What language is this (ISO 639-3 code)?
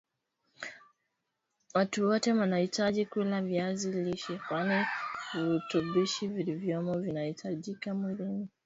swa